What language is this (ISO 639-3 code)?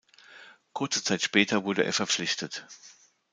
deu